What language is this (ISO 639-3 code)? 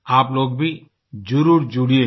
hin